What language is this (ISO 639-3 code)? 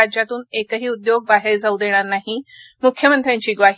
mar